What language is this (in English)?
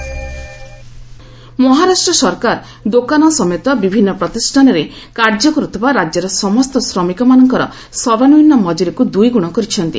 Odia